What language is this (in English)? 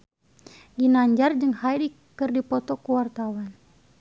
Sundanese